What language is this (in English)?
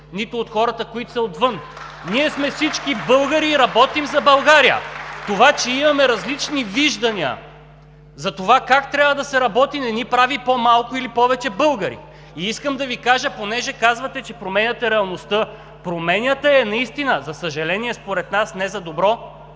Bulgarian